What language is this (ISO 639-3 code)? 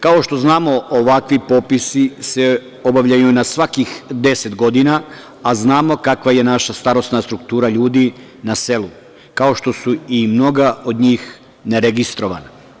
srp